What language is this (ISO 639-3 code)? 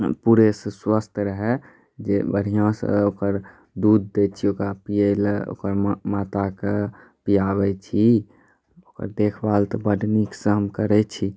mai